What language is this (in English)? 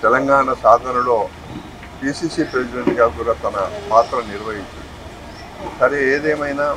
Telugu